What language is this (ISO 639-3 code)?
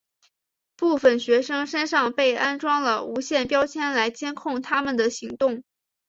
zho